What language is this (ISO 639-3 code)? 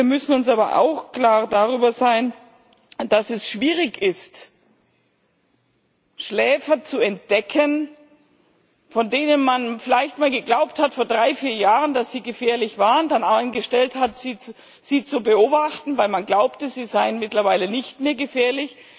deu